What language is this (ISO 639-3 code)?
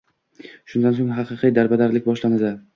uzb